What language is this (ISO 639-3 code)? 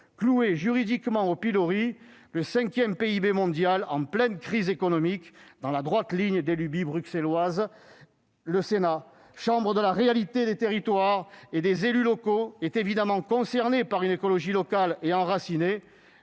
fra